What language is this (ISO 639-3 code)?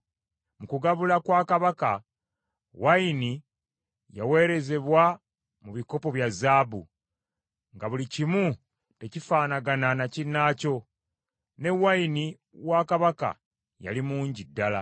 lug